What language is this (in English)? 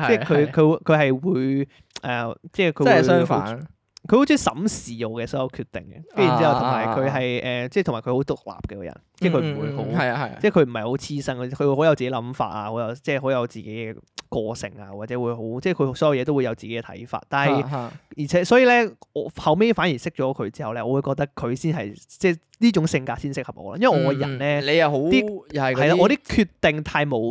Chinese